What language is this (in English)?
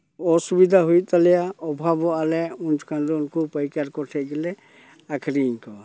Santali